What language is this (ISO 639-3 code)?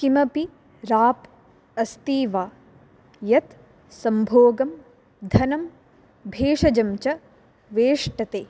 san